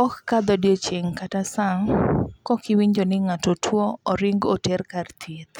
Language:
Luo (Kenya and Tanzania)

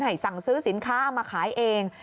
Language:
Thai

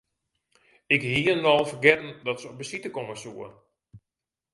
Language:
Western Frisian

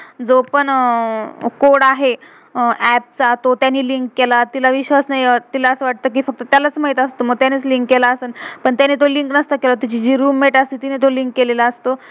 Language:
Marathi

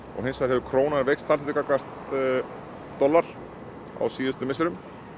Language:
Icelandic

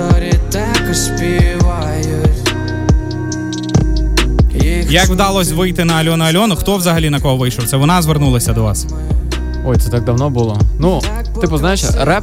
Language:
Ukrainian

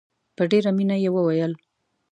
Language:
Pashto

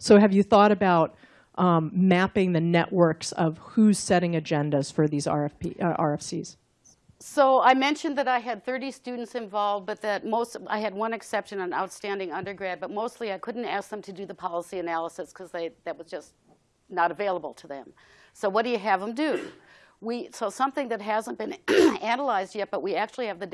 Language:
English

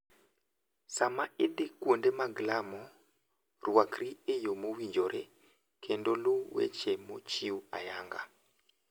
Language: Luo (Kenya and Tanzania)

